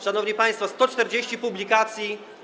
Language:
Polish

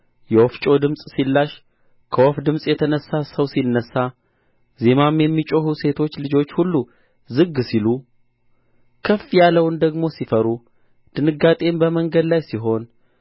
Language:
Amharic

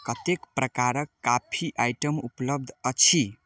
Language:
Maithili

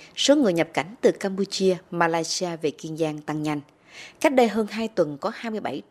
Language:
Vietnamese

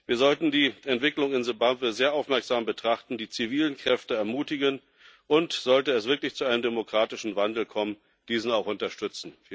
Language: German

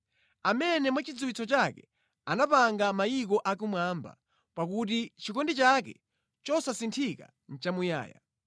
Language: Nyanja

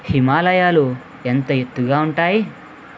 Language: Telugu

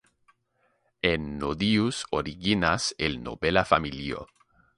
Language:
Esperanto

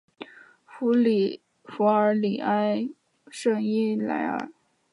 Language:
Chinese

